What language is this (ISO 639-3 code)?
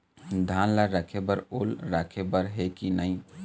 hne